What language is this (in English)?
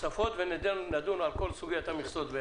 Hebrew